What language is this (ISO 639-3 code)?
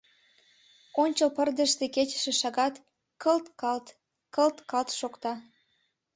chm